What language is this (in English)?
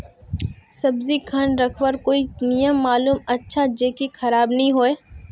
Magahi